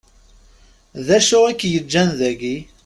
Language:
Kabyle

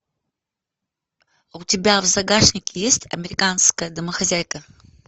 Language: Russian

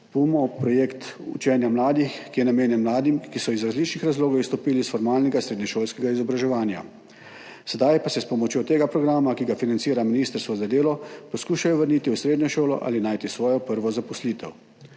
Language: Slovenian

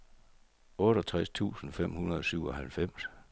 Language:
Danish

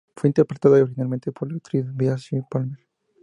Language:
Spanish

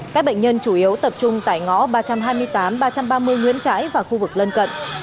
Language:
Vietnamese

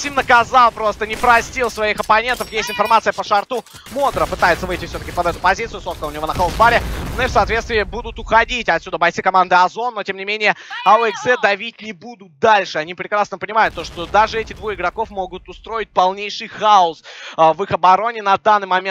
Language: Russian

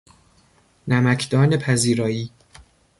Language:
Persian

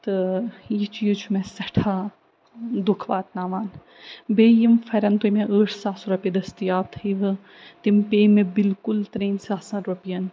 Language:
Kashmiri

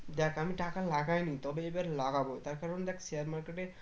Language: Bangla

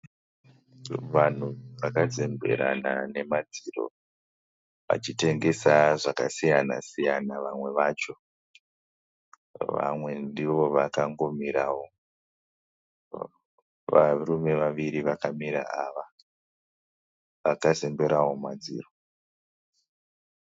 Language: Shona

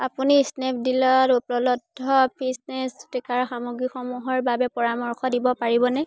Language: Assamese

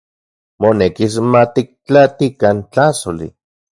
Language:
Central Puebla Nahuatl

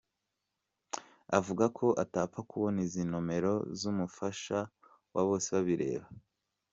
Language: Kinyarwanda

